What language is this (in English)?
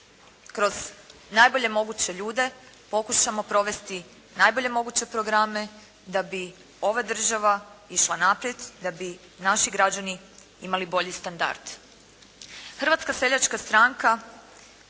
Croatian